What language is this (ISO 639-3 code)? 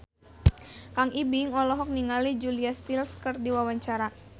sun